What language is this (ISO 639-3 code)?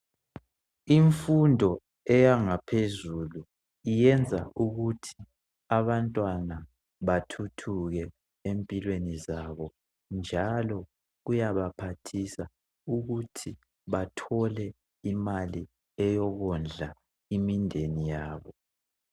nde